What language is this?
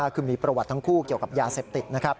Thai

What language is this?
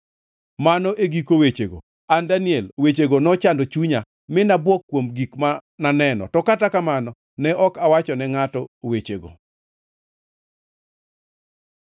Luo (Kenya and Tanzania)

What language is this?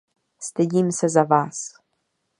Czech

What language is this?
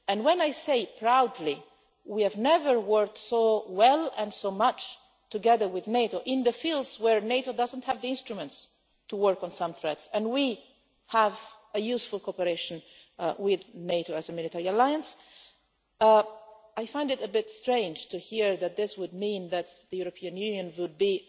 English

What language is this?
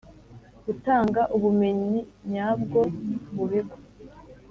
Kinyarwanda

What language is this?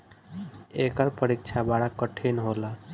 Bhojpuri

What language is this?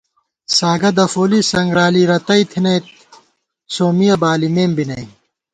Gawar-Bati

